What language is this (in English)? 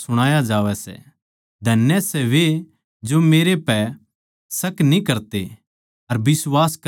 Haryanvi